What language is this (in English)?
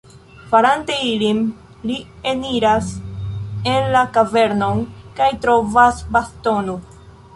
Esperanto